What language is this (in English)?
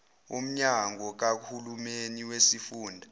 Zulu